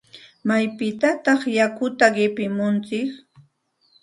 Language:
Santa Ana de Tusi Pasco Quechua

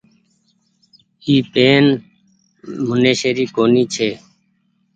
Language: Goaria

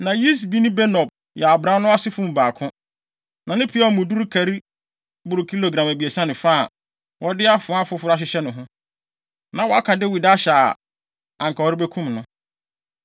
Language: Akan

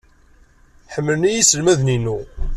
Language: Kabyle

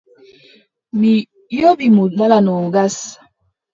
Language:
Adamawa Fulfulde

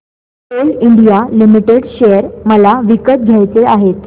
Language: Marathi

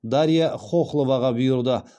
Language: Kazakh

